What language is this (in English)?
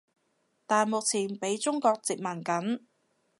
Cantonese